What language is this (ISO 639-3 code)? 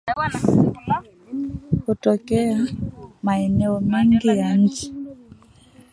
swa